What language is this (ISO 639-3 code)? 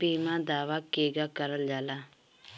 bho